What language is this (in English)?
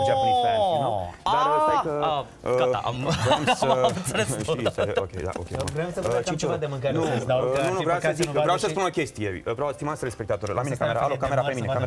Romanian